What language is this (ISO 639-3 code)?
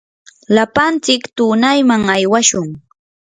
qur